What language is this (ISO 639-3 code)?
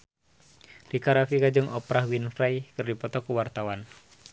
sun